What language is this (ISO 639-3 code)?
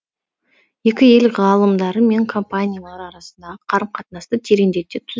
kaz